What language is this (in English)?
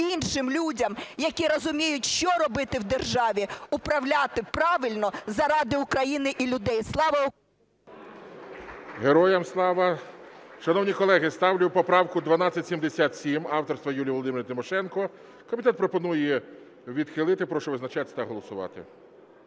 Ukrainian